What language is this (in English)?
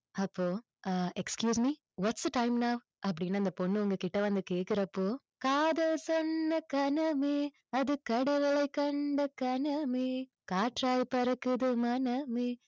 Tamil